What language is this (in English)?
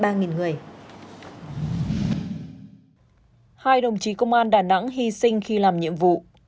Vietnamese